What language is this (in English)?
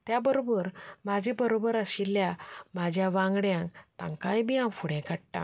Konkani